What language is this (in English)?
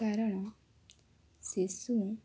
Odia